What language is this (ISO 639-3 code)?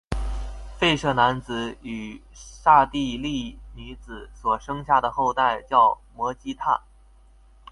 zho